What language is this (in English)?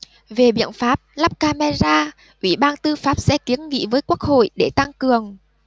Vietnamese